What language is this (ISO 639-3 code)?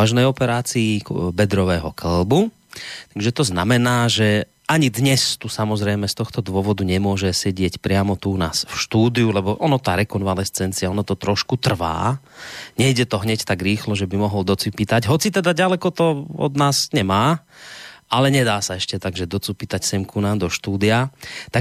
slk